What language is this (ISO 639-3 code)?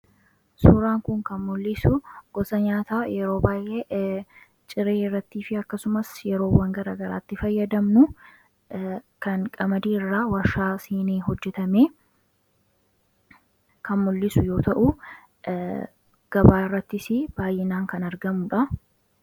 orm